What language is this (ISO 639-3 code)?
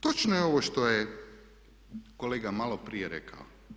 hrv